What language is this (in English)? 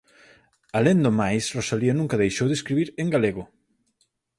Galician